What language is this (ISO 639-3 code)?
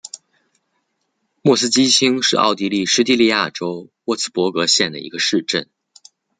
zho